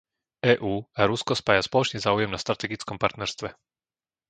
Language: Slovak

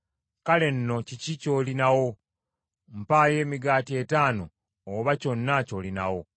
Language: Ganda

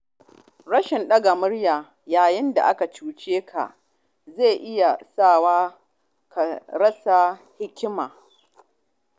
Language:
Hausa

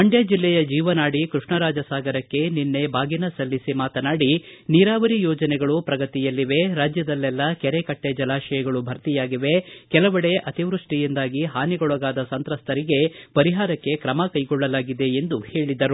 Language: Kannada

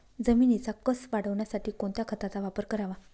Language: Marathi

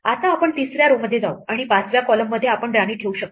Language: Marathi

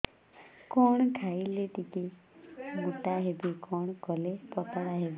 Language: Odia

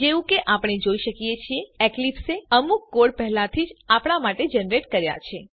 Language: Gujarati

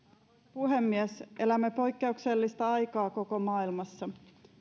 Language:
Finnish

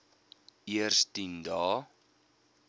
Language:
Afrikaans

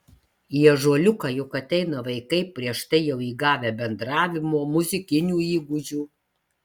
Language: Lithuanian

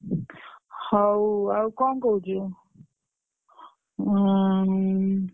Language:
Odia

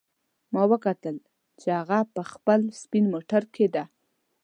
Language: Pashto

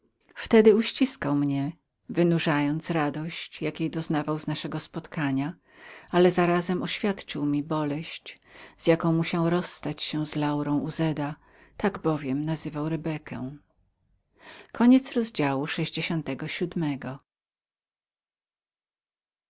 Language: Polish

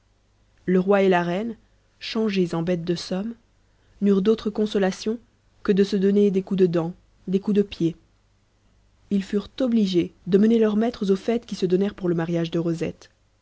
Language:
French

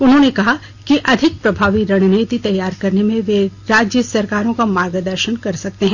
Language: Hindi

